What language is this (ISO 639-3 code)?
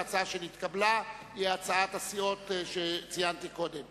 heb